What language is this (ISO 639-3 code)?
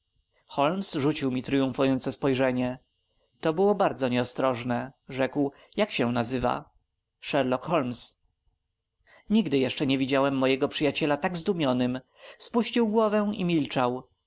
pol